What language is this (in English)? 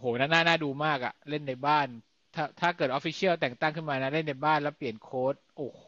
Thai